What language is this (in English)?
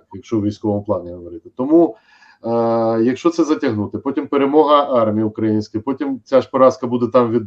Ukrainian